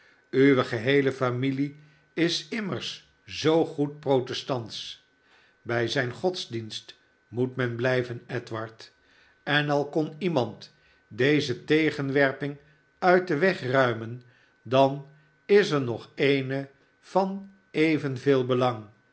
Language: Dutch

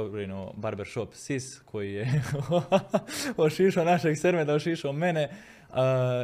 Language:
Croatian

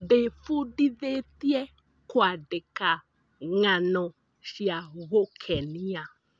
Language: Kikuyu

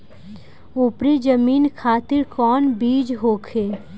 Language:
Bhojpuri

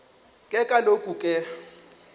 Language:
Xhosa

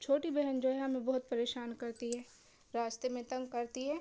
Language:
Urdu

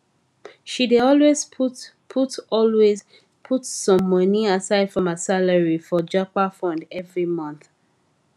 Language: Nigerian Pidgin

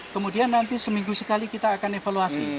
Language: Indonesian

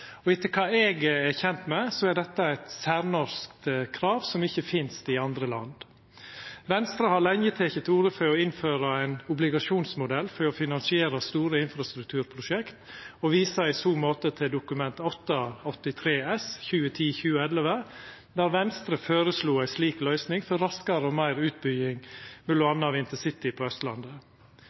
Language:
Norwegian Nynorsk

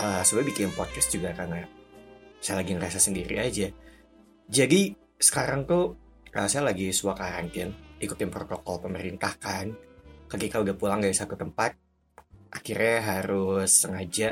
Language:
Indonesian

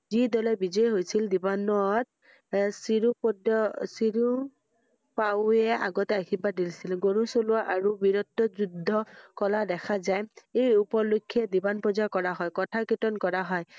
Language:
Assamese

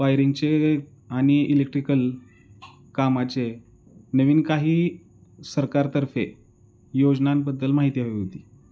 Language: Marathi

